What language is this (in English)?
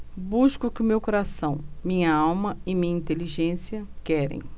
Portuguese